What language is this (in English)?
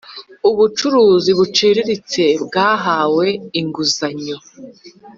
Kinyarwanda